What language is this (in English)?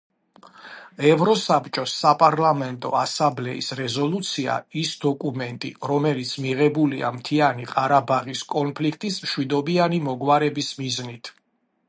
Georgian